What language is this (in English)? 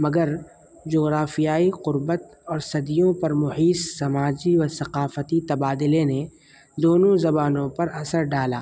Urdu